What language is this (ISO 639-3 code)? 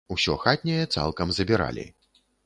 bel